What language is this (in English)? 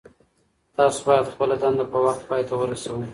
Pashto